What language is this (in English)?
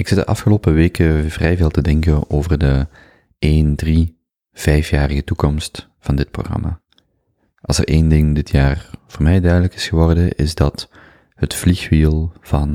Dutch